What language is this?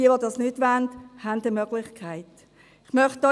Swiss German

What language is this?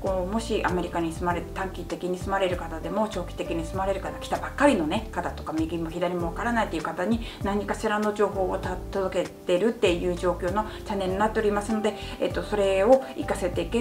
Japanese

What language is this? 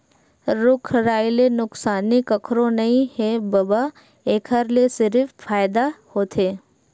Chhattisgarhi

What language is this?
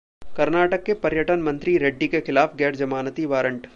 Hindi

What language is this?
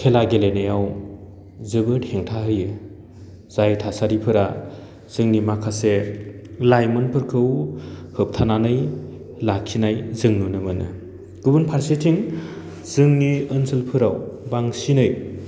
Bodo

